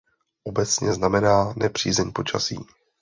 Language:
Czech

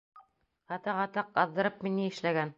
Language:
Bashkir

